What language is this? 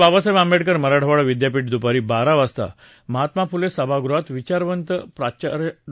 Marathi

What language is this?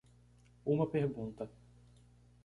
Portuguese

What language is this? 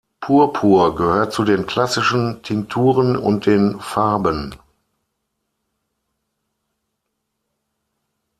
German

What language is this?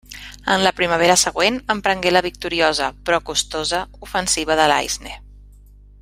Catalan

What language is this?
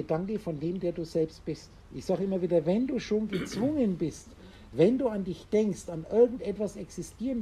German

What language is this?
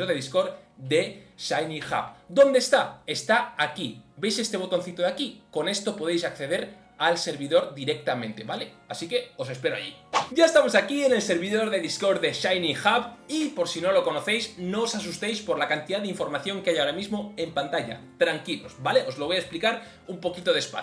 Spanish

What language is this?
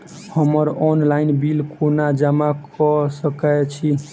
Maithili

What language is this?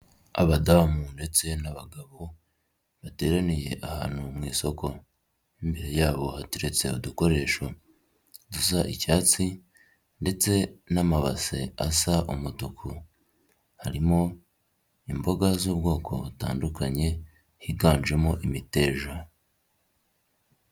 Kinyarwanda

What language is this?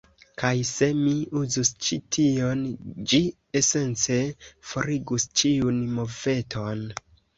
Esperanto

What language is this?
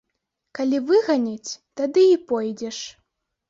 Belarusian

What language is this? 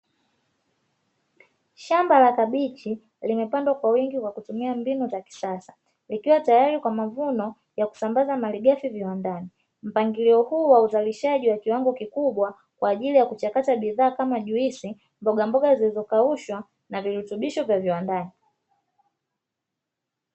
Swahili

